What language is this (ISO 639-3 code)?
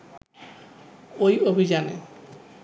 ben